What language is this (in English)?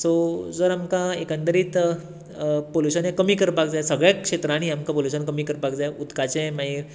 Konkani